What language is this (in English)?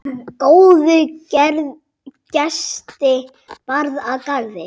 Icelandic